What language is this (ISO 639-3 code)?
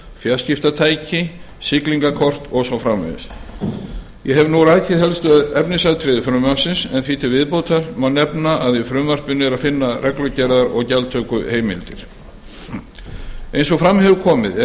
isl